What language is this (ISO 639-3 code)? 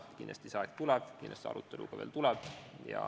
est